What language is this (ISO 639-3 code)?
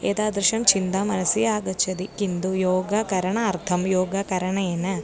san